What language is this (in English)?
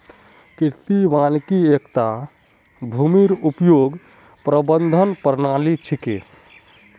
Magahi